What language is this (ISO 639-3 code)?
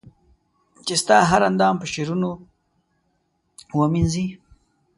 pus